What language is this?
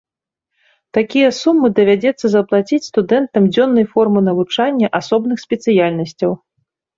Belarusian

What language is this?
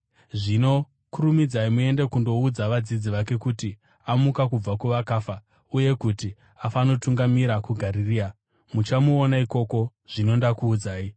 Shona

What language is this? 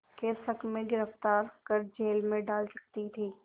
Hindi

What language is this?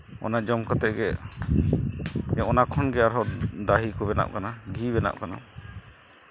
Santali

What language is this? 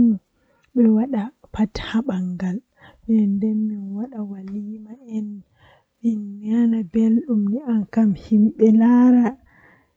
Western Niger Fulfulde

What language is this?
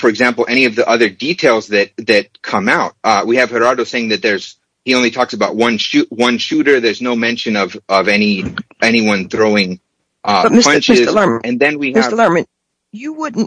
English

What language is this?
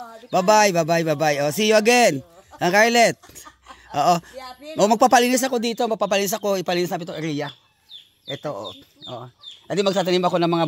Filipino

